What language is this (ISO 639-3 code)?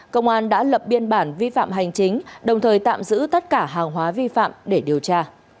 vie